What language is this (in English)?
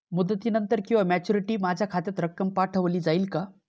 Marathi